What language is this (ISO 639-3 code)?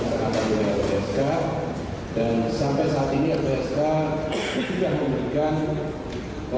ind